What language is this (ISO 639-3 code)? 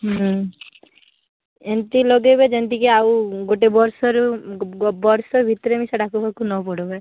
ori